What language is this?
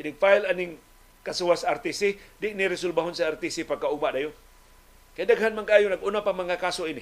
Filipino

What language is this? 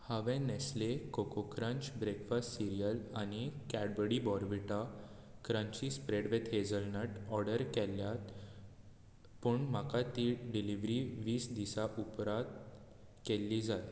Konkani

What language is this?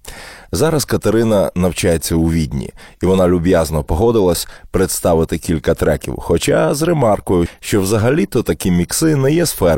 Ukrainian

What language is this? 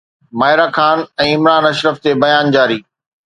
Sindhi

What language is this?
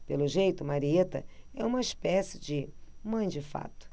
Portuguese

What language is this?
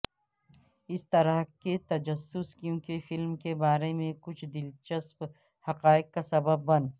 Urdu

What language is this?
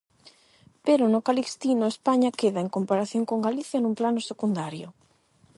Galician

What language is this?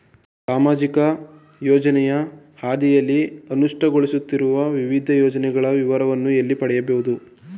Kannada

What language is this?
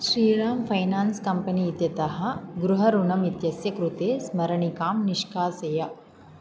Sanskrit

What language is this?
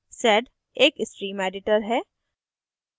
Hindi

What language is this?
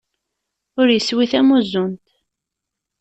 Kabyle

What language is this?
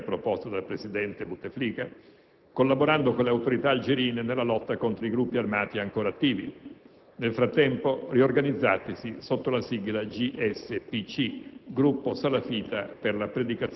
Italian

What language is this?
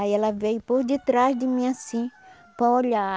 Portuguese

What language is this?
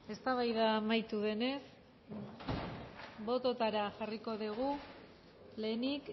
Basque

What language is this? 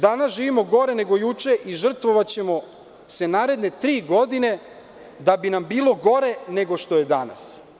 Serbian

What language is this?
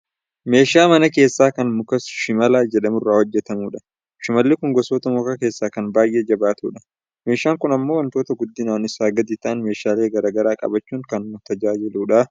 Oromo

